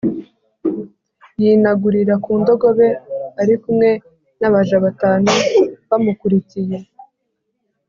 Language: Kinyarwanda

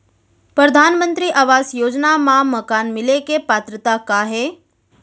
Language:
Chhattisgarhi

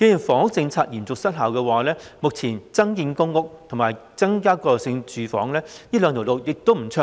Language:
Cantonese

